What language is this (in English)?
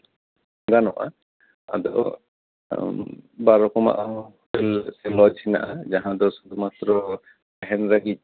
Santali